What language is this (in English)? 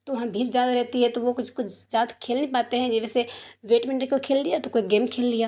Urdu